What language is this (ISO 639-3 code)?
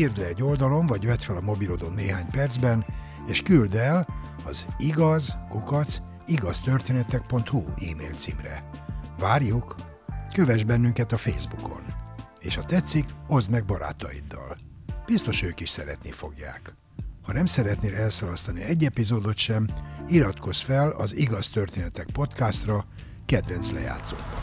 hun